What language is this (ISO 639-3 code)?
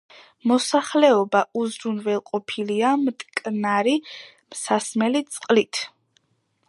kat